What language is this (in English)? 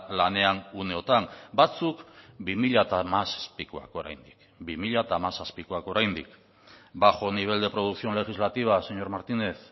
Basque